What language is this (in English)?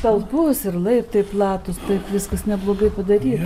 Lithuanian